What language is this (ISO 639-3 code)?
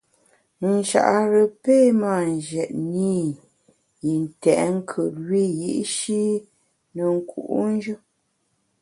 bax